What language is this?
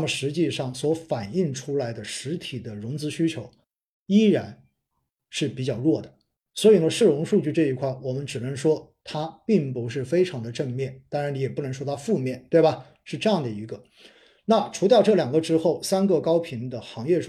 Chinese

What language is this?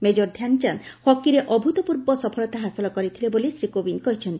Odia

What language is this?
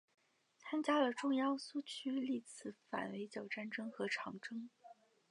Chinese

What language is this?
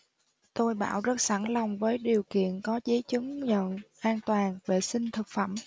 Vietnamese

